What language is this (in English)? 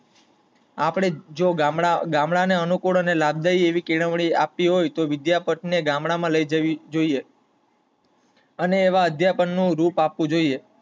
Gujarati